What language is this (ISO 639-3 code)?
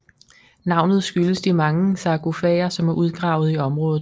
dan